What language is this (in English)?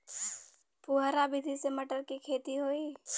Bhojpuri